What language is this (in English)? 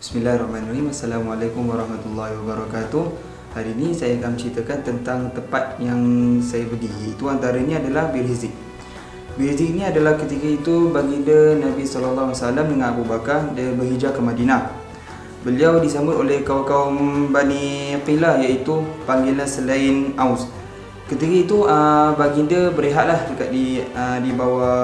Malay